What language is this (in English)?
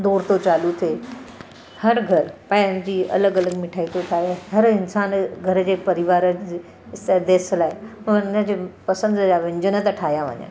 Sindhi